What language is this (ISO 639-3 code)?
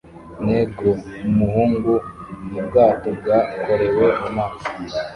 kin